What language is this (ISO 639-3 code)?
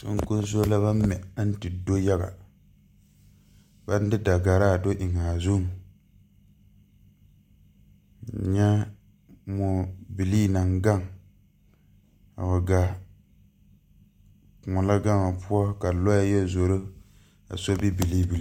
dga